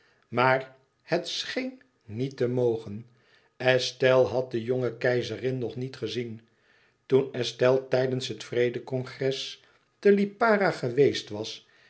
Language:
Dutch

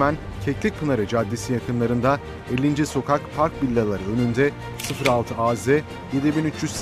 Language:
Turkish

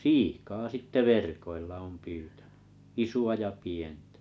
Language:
Finnish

